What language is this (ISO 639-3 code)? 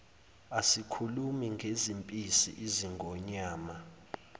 zul